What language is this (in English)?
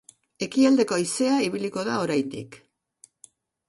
Basque